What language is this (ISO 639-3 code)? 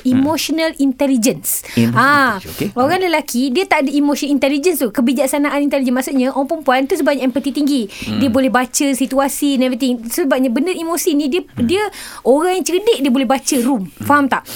msa